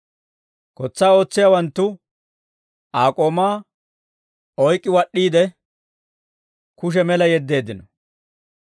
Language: Dawro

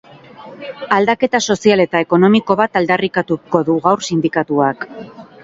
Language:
Basque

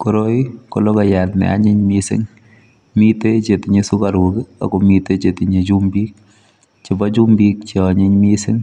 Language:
Kalenjin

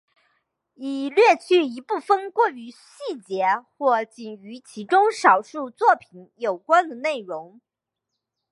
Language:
Chinese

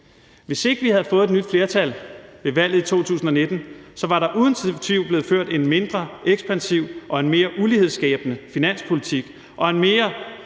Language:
Danish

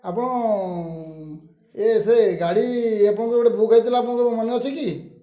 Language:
Odia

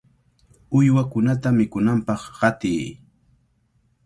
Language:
Cajatambo North Lima Quechua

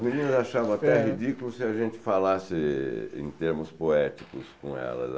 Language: Portuguese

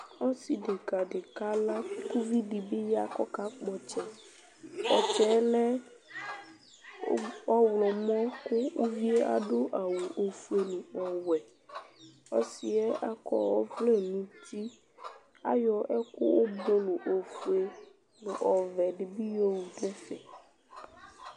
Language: Ikposo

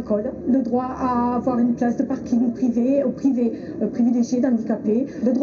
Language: French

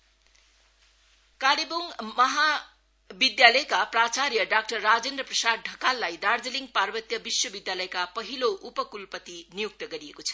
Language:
Nepali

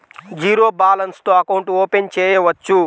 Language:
Telugu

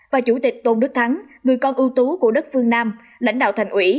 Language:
Vietnamese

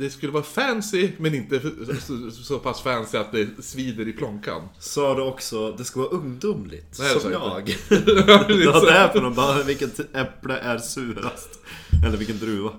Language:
Swedish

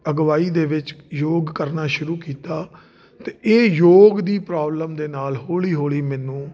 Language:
Punjabi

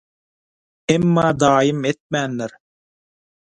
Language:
Turkmen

